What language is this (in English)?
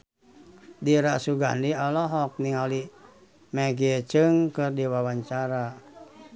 Sundanese